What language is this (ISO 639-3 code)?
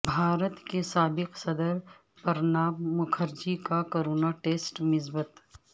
urd